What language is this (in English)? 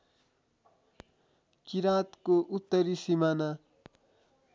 Nepali